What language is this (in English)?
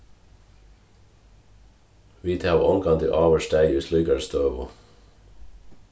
Faroese